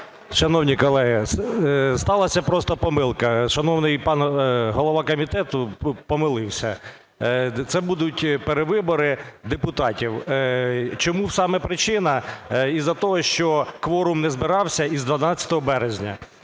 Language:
Ukrainian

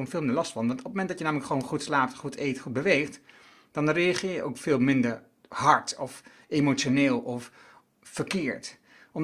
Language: Dutch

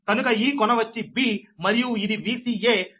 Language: Telugu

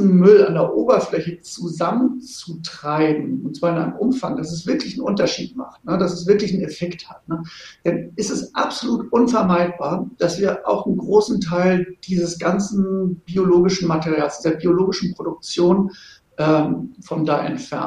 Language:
German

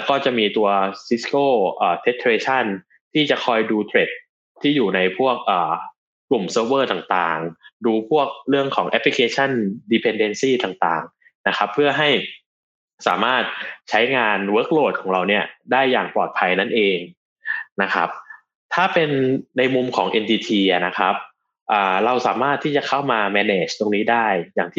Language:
Thai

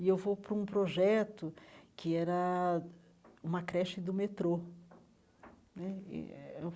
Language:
Portuguese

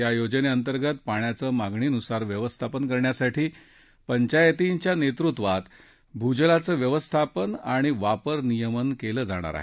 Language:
Marathi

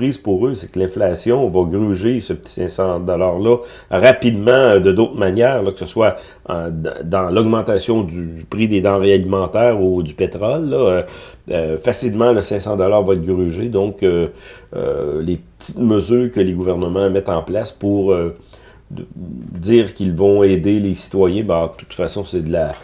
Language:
French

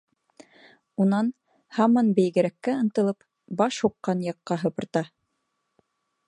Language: Bashkir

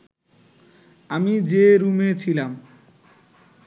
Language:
Bangla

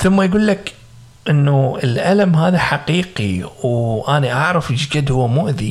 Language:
Arabic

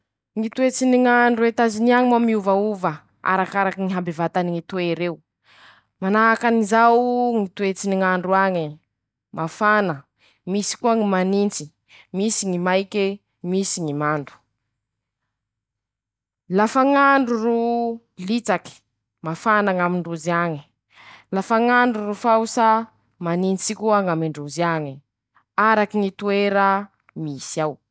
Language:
Masikoro Malagasy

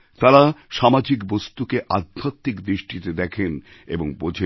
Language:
Bangla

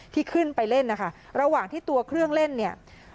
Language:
Thai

